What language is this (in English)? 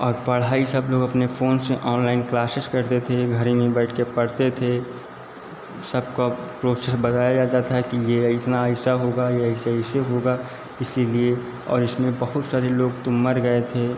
Hindi